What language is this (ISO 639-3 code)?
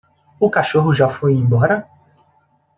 por